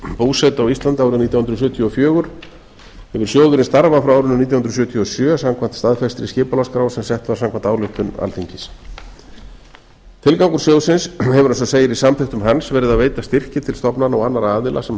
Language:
Icelandic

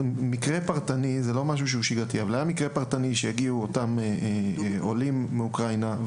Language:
Hebrew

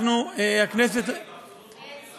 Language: Hebrew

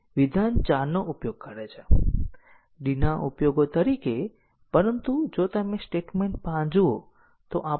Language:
Gujarati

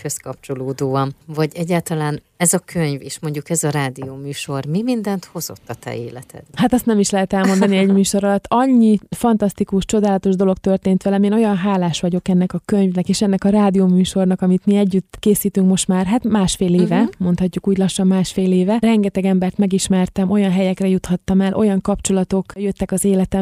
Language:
Hungarian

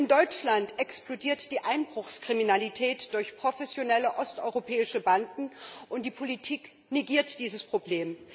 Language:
German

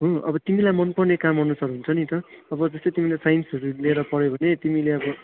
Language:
Nepali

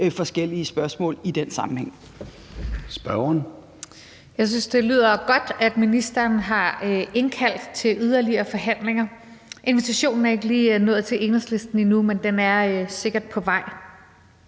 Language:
Danish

